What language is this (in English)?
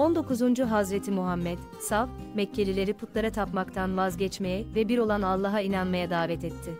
Turkish